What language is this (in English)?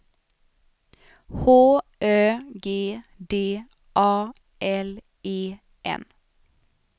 Swedish